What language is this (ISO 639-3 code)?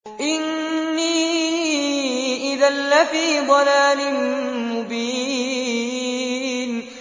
ara